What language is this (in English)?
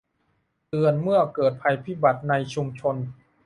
Thai